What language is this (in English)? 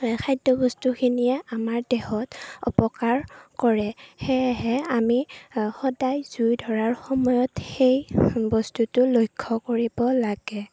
Assamese